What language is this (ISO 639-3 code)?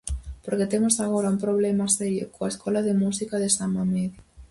glg